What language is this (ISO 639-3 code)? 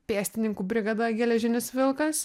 lit